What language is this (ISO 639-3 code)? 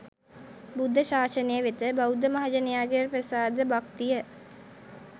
sin